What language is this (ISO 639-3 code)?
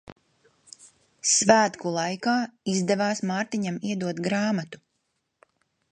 lav